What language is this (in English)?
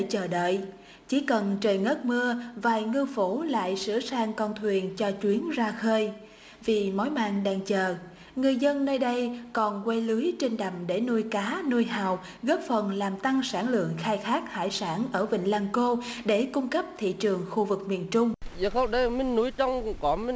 Vietnamese